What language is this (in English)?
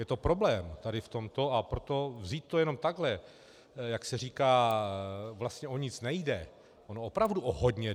Czech